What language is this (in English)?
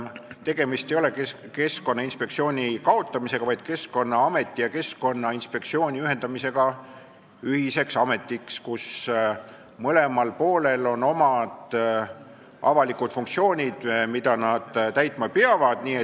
Estonian